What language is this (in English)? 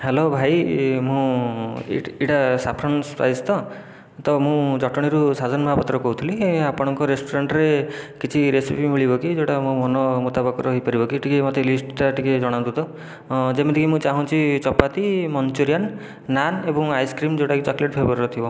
Odia